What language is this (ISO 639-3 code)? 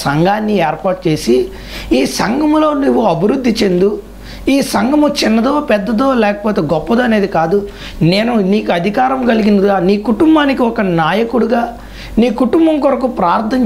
ind